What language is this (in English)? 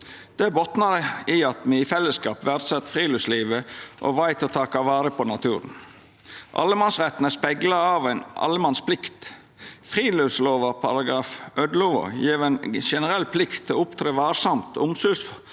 Norwegian